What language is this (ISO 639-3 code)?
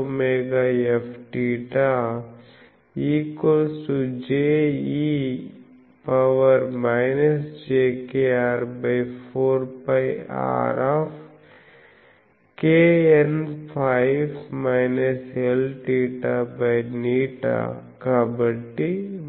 tel